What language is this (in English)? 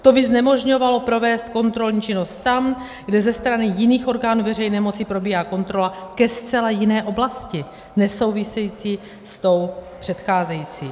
Czech